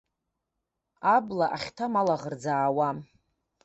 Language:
Abkhazian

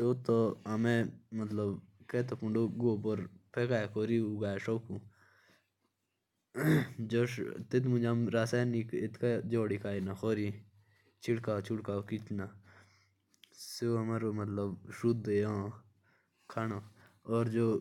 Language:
Jaunsari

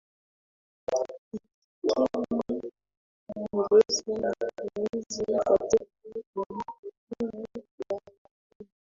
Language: Swahili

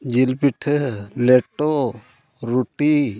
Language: Santali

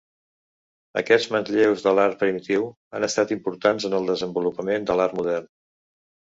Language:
Catalan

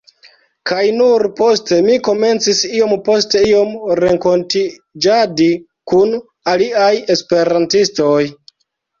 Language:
Esperanto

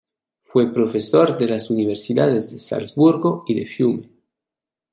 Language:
Spanish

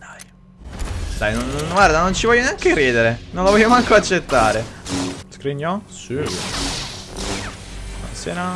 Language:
Italian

